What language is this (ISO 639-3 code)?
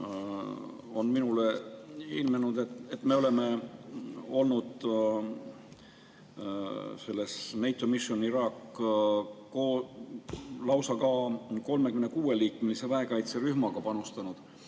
est